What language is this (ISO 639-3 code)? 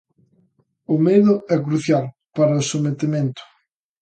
glg